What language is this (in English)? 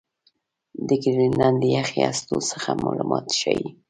Pashto